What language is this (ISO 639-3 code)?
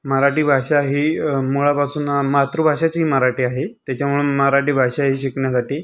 mar